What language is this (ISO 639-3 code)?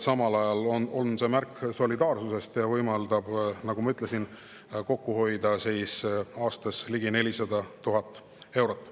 est